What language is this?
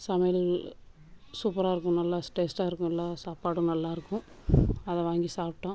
Tamil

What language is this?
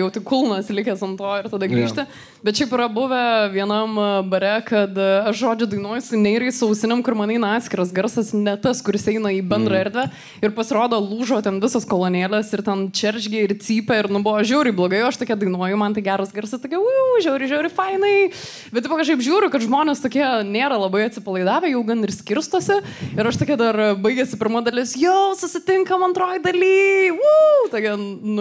Lithuanian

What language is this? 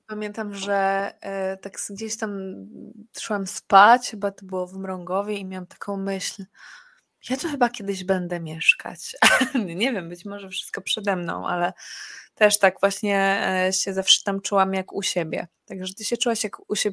Polish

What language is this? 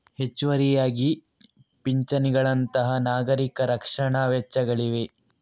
Kannada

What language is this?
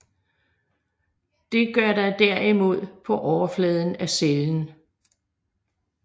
Danish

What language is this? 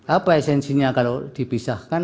Indonesian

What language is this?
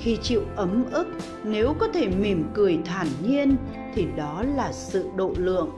Vietnamese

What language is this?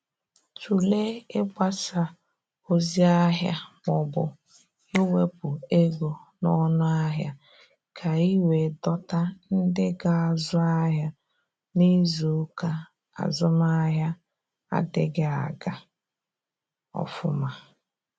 Igbo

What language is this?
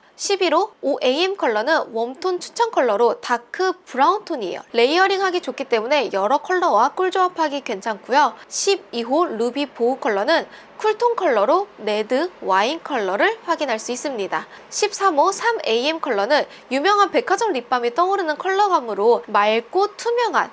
Korean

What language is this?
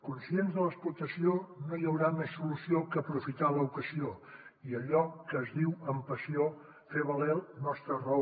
Catalan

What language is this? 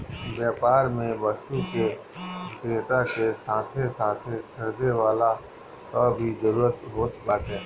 Bhojpuri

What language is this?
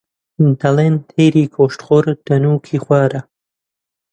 Central Kurdish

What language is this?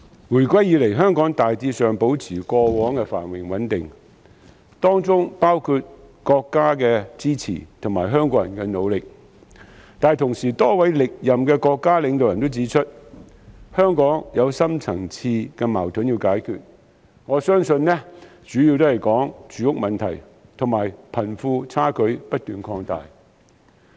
Cantonese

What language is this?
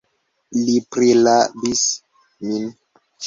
Esperanto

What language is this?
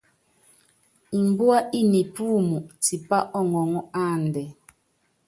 Yangben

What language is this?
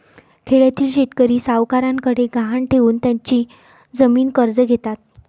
Marathi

